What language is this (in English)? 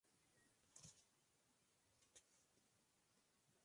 Spanish